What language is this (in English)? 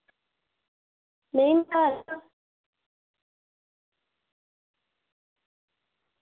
Dogri